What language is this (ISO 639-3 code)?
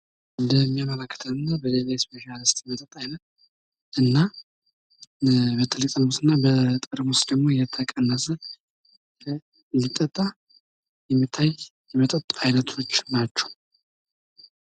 amh